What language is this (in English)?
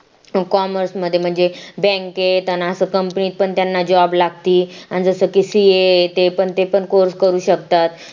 Marathi